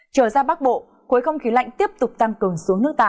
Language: Vietnamese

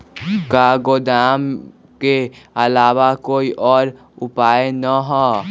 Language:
Magahi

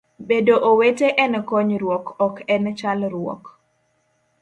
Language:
Luo (Kenya and Tanzania)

